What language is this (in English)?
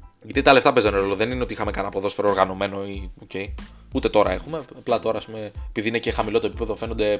Greek